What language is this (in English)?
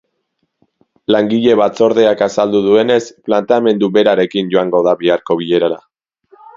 Basque